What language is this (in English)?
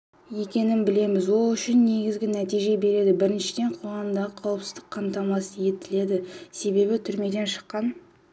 Kazakh